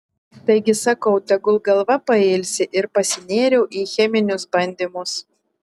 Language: Lithuanian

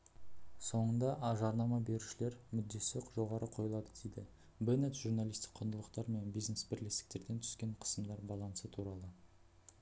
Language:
Kazakh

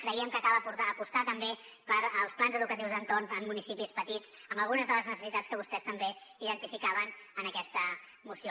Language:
Catalan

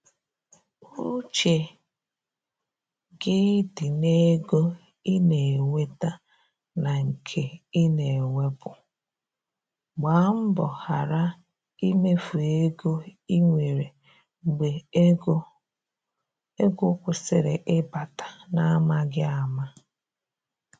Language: Igbo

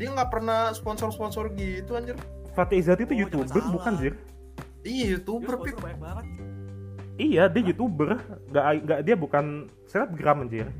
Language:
Indonesian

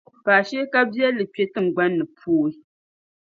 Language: Dagbani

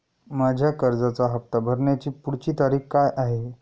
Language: Marathi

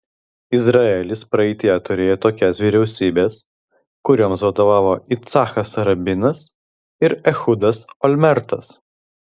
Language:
Lithuanian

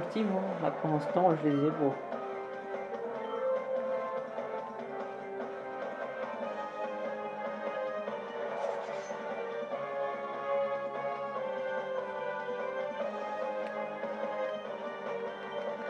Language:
French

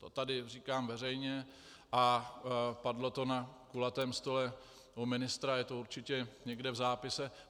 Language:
Czech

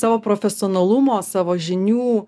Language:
Lithuanian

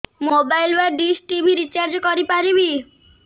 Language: Odia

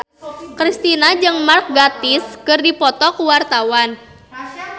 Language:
Sundanese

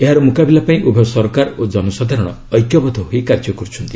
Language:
Odia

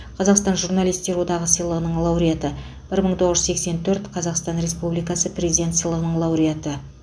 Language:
Kazakh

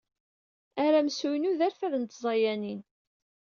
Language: Kabyle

